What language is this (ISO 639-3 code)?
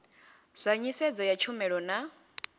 ven